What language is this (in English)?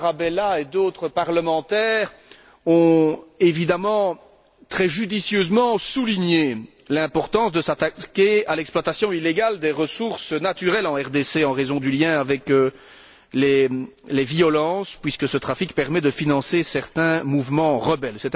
French